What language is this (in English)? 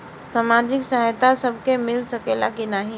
Bhojpuri